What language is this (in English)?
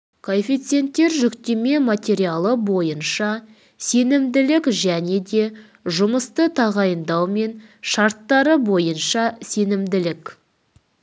Kazakh